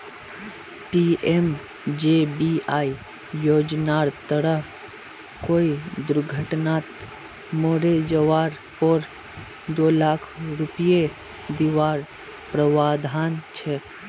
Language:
Magahi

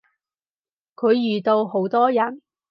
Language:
Cantonese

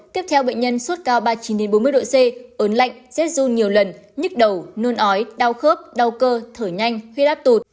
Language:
Vietnamese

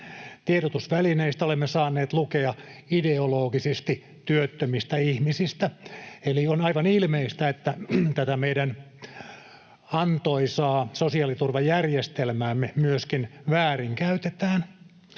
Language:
Finnish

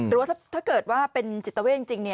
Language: Thai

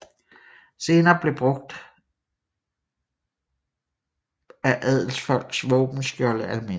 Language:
Danish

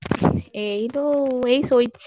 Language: Odia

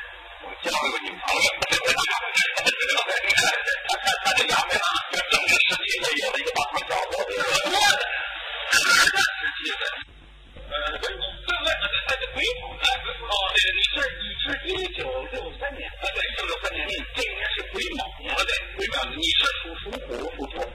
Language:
Chinese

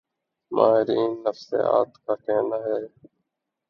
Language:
Urdu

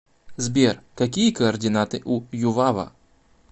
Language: Russian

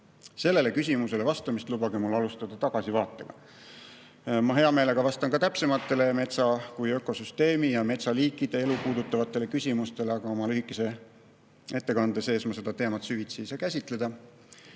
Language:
Estonian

